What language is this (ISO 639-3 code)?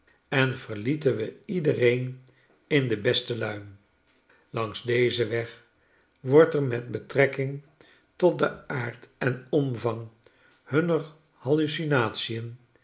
nld